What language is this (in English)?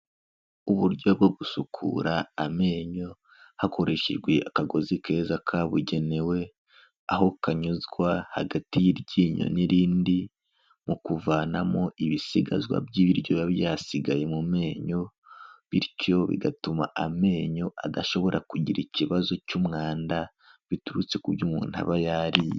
Kinyarwanda